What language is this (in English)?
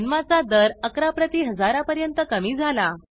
Marathi